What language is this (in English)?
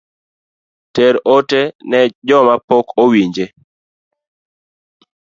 Luo (Kenya and Tanzania)